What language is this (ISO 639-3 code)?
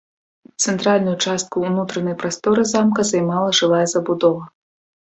bel